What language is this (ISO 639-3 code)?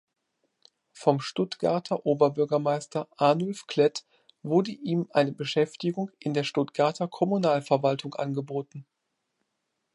deu